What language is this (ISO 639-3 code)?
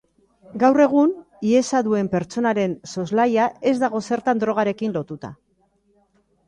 eus